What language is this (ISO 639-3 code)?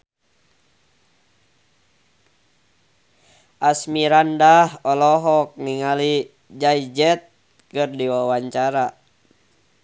sun